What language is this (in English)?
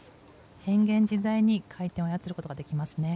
Japanese